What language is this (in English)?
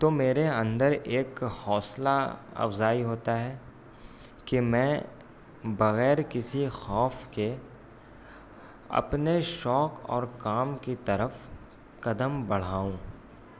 Urdu